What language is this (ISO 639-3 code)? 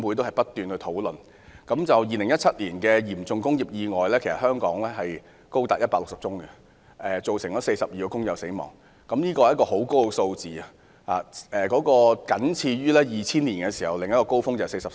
yue